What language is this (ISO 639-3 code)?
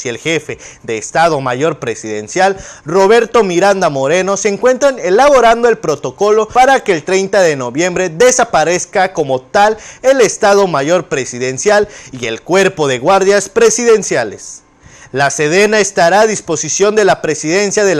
spa